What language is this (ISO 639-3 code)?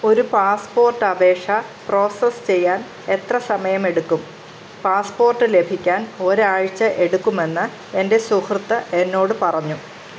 mal